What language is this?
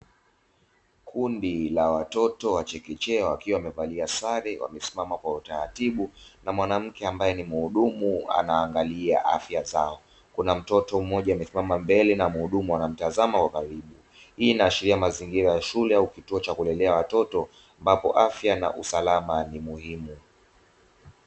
Swahili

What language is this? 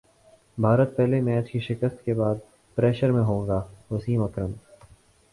Urdu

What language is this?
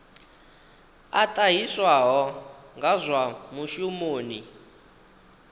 Venda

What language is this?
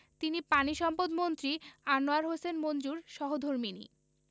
Bangla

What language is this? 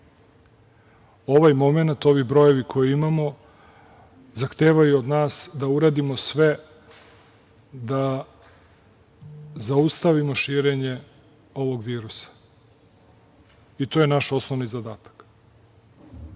Serbian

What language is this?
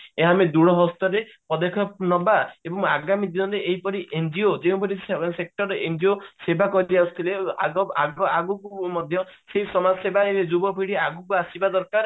Odia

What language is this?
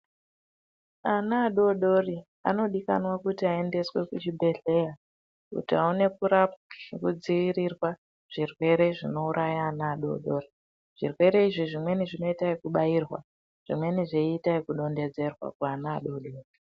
Ndau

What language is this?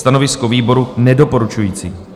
Czech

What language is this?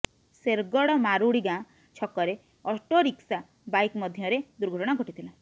Odia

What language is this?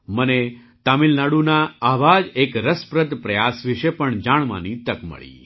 Gujarati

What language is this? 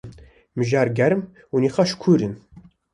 Kurdish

